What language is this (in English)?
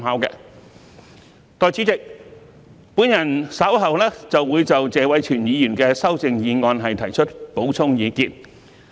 Cantonese